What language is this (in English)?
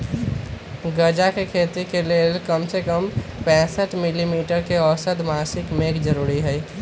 Magahi